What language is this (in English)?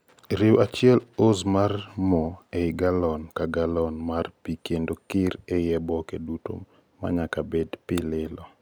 Luo (Kenya and Tanzania)